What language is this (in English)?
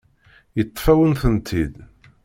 Kabyle